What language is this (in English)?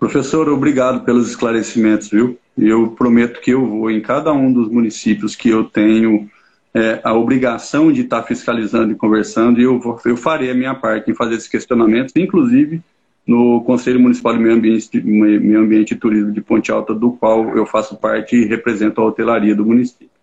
Portuguese